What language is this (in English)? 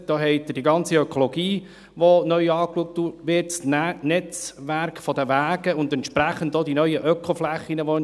Swiss German